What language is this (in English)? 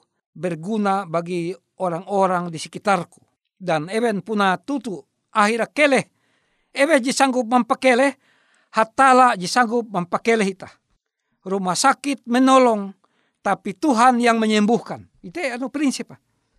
Indonesian